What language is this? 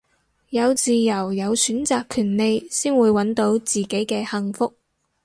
Cantonese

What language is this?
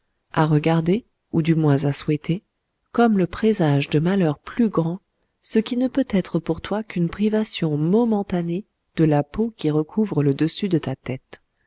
French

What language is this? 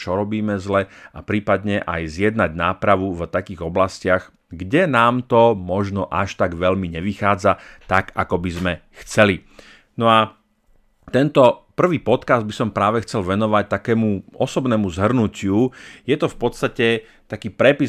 Slovak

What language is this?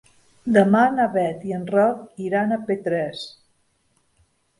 Catalan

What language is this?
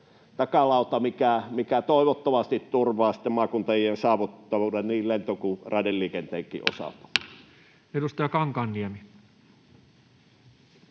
Finnish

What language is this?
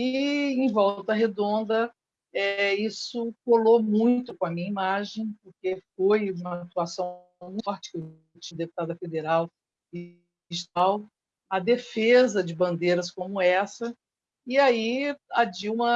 Portuguese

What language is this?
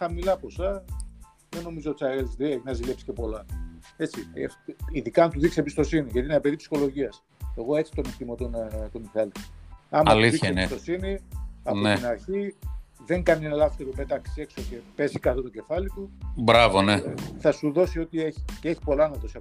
Greek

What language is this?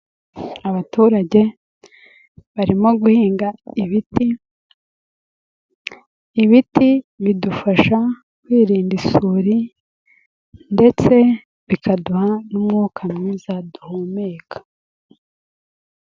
Kinyarwanda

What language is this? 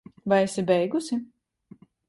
Latvian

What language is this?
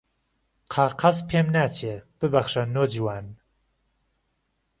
Central Kurdish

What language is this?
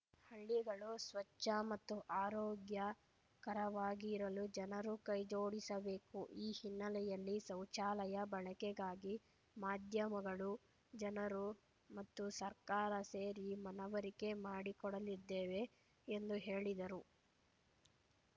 Kannada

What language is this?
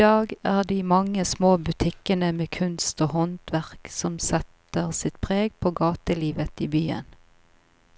Norwegian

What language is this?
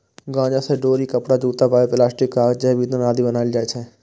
Maithili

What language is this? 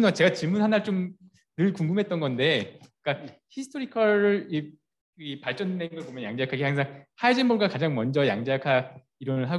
Korean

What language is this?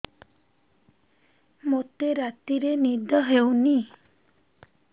Odia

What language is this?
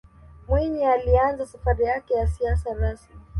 Swahili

